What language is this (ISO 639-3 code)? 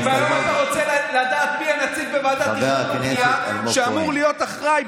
heb